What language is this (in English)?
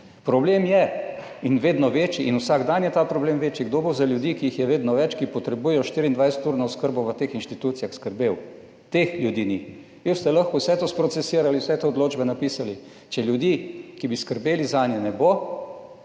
Slovenian